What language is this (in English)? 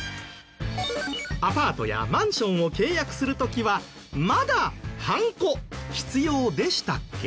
Japanese